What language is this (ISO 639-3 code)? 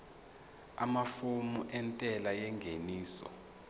zul